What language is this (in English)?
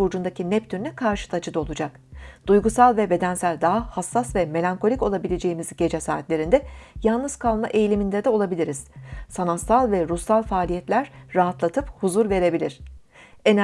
Turkish